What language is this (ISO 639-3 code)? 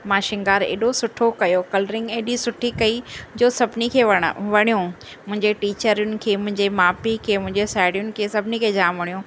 snd